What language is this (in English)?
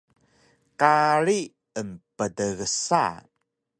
Taroko